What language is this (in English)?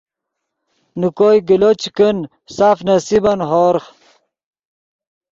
Yidgha